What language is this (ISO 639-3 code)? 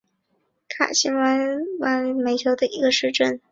zho